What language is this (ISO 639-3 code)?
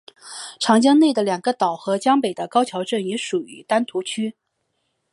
zho